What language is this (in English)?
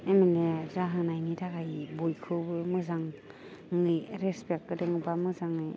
Bodo